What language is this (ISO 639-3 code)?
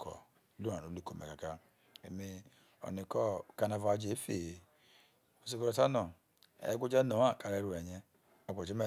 iso